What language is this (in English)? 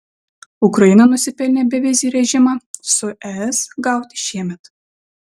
Lithuanian